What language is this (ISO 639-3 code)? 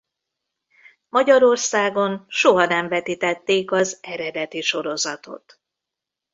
hun